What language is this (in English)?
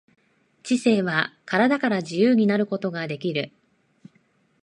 Japanese